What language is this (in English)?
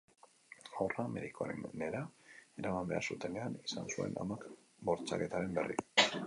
Basque